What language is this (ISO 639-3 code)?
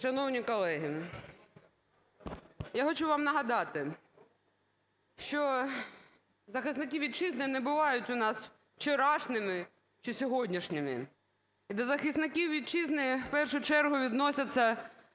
ukr